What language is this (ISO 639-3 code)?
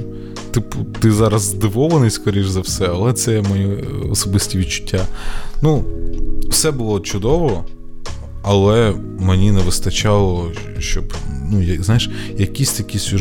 ukr